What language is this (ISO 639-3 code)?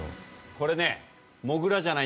jpn